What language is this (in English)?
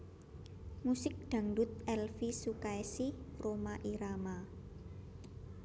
Javanese